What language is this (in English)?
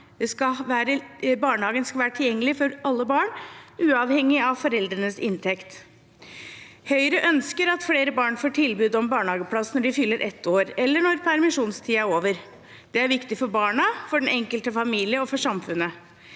Norwegian